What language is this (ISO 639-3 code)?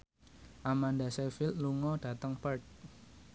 jav